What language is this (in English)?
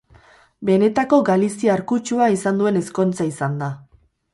Basque